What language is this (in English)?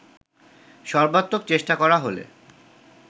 Bangla